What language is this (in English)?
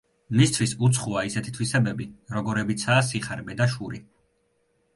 Georgian